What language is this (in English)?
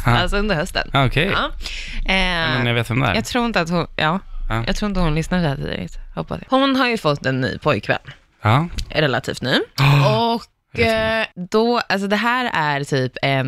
Swedish